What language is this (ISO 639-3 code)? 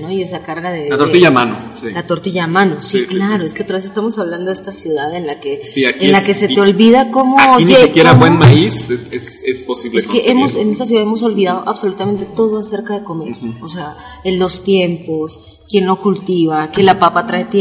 spa